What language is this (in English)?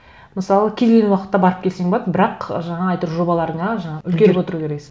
Kazakh